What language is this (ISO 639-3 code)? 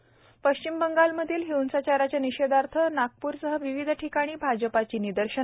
mar